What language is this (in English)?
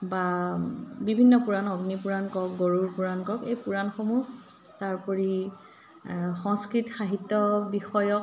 Assamese